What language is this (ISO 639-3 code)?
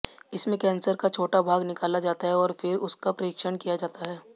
hin